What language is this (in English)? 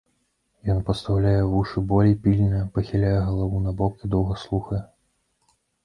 Belarusian